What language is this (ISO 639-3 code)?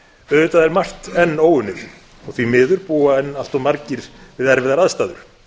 isl